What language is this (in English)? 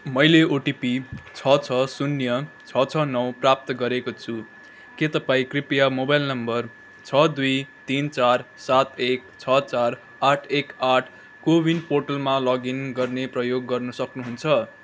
Nepali